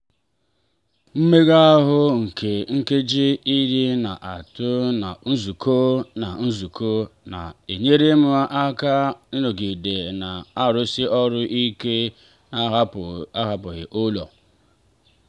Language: Igbo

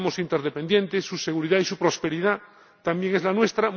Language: Spanish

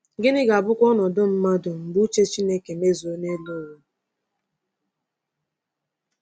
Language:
Igbo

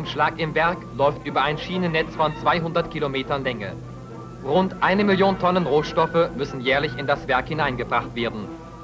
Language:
German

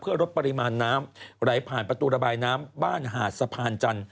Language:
Thai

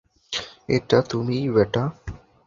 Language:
Bangla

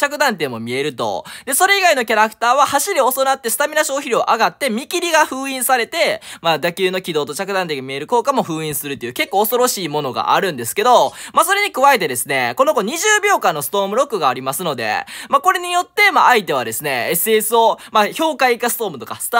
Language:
Japanese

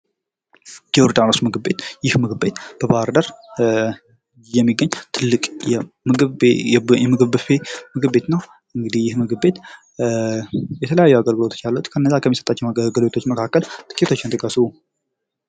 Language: Amharic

